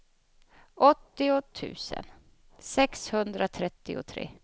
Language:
Swedish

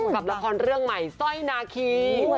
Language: Thai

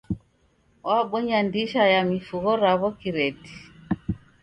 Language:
Taita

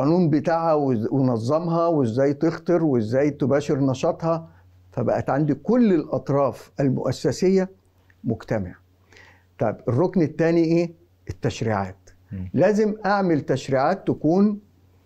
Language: Arabic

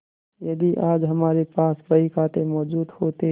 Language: Hindi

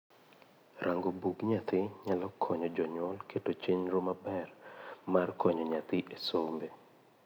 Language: Luo (Kenya and Tanzania)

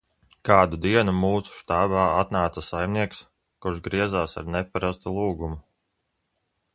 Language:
Latvian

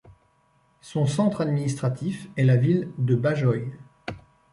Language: French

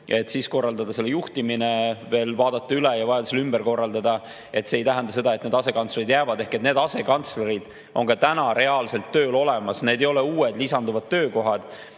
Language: Estonian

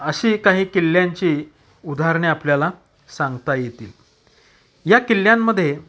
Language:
Marathi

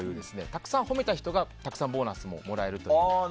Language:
Japanese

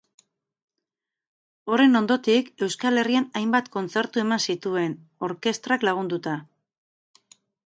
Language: Basque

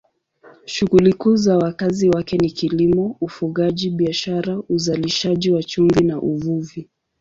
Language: Swahili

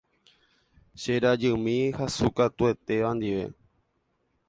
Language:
Guarani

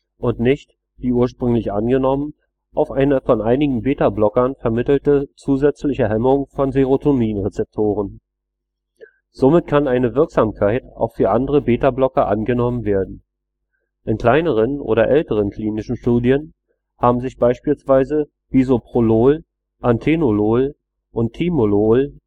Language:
German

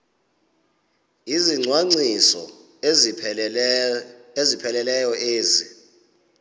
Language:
Xhosa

